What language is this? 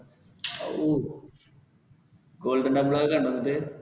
Malayalam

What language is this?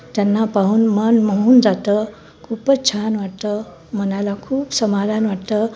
Marathi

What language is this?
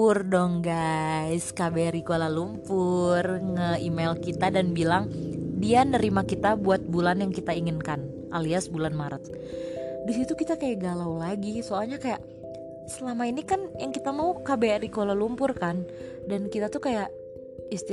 Indonesian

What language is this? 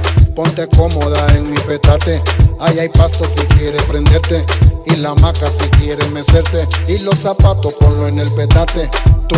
Romanian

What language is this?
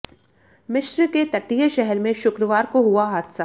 Hindi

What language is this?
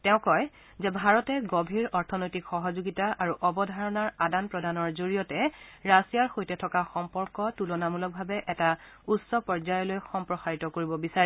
Assamese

